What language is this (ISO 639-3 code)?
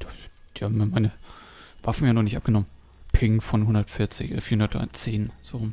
deu